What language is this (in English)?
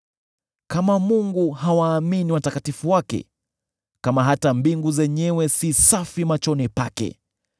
Swahili